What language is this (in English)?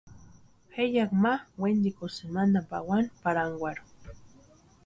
Western Highland Purepecha